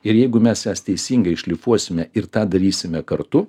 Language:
Lithuanian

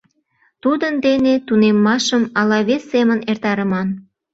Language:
Mari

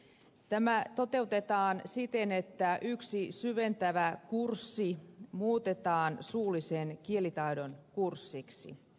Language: Finnish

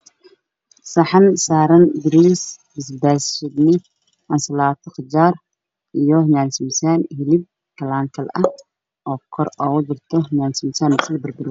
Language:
Somali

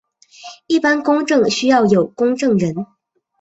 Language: Chinese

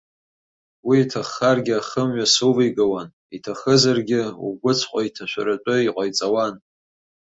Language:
Abkhazian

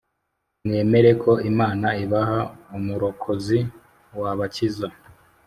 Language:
Kinyarwanda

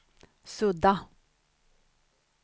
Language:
Swedish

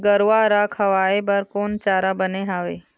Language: Chhattisgarhi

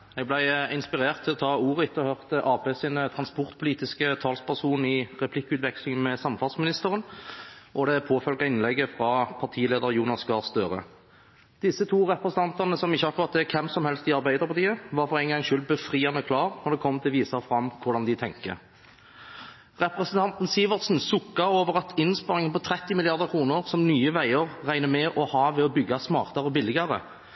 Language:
Norwegian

